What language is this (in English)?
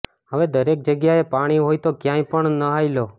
Gujarati